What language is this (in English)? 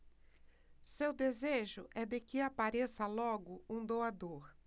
Portuguese